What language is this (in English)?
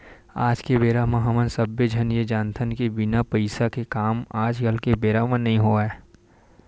Chhattisgarhi